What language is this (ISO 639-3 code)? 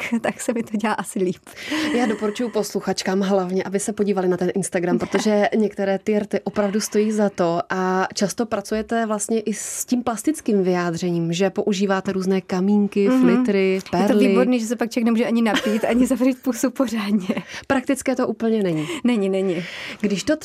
ces